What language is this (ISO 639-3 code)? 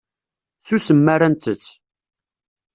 kab